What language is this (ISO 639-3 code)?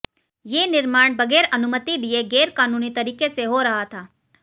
hin